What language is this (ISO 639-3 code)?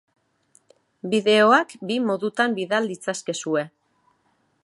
eus